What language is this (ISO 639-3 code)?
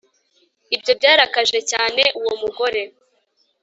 kin